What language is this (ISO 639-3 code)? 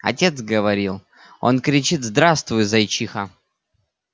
rus